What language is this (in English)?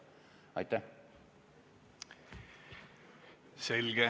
Estonian